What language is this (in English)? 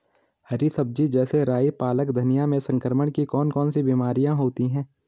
Hindi